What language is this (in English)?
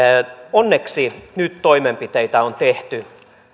Finnish